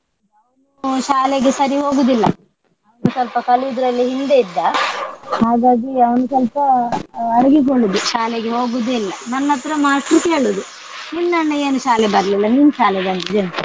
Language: Kannada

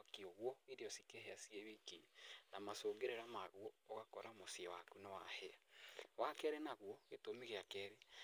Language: Kikuyu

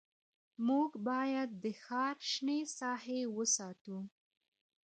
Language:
Pashto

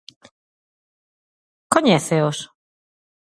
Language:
Galician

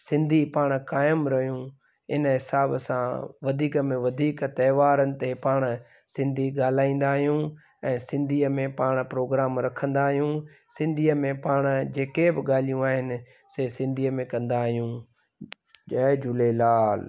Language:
Sindhi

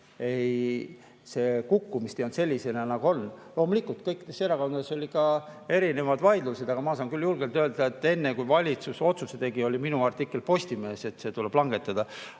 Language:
Estonian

